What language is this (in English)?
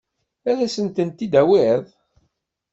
Kabyle